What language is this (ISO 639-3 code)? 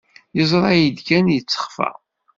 kab